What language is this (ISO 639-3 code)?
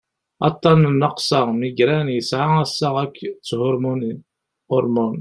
kab